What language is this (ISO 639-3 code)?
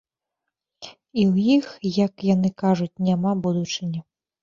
bel